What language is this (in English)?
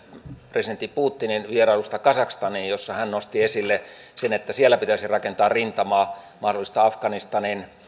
Finnish